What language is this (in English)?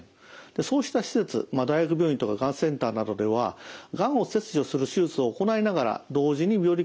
Japanese